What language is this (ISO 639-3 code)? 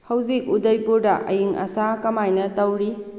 mni